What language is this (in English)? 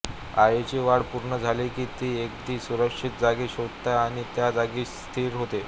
Marathi